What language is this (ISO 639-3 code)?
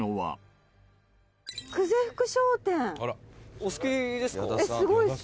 jpn